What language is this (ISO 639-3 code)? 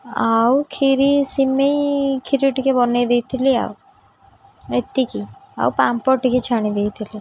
ori